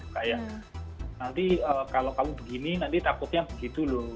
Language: Indonesian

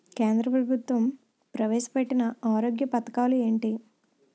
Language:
Telugu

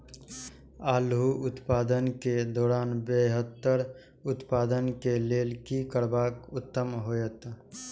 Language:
Maithili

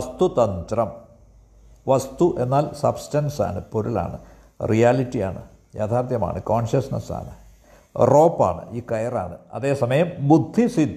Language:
Malayalam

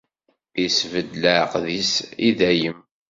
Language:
Kabyle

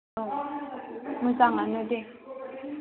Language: Bodo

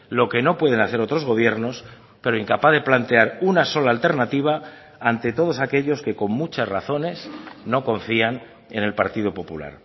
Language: Spanish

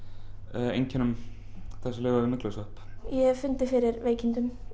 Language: Icelandic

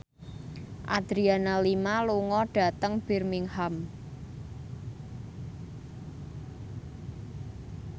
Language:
Javanese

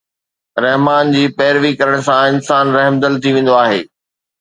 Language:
Sindhi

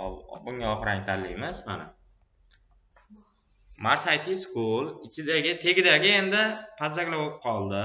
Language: Turkish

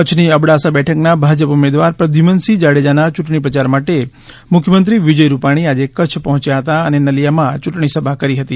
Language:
Gujarati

